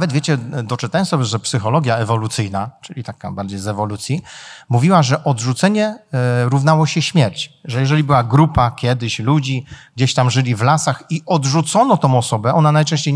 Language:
Polish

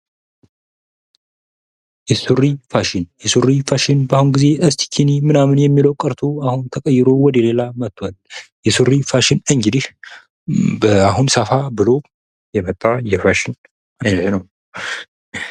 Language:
Amharic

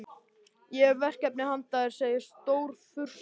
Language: Icelandic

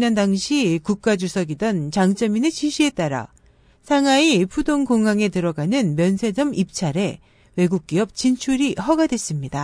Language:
Korean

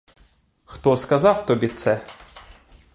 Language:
Ukrainian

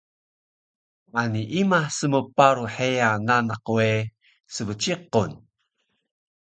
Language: Taroko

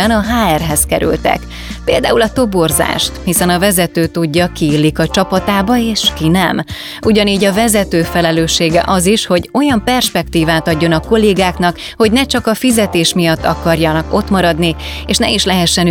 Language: Hungarian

